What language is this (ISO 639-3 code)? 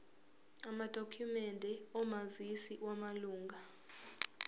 zul